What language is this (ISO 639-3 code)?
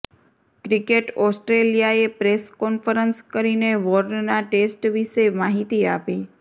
guj